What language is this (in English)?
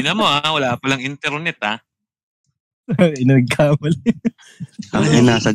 Filipino